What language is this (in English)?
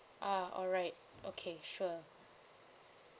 English